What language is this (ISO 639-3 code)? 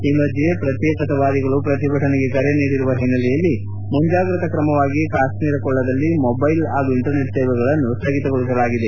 kan